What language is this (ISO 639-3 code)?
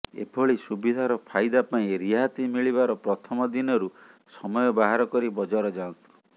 ori